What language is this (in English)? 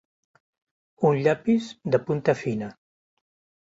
Catalan